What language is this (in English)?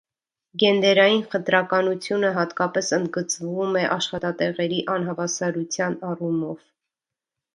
Armenian